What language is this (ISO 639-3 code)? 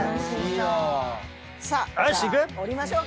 jpn